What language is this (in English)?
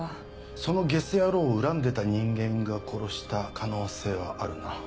Japanese